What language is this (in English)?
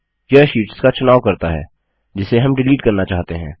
Hindi